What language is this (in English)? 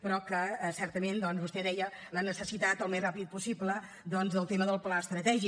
Catalan